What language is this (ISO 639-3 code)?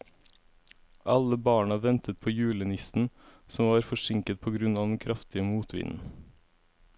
nor